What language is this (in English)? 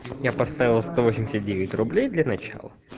Russian